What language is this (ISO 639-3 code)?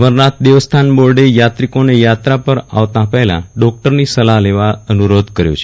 guj